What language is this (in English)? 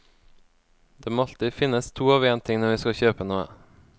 Norwegian